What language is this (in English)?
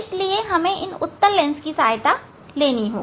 Hindi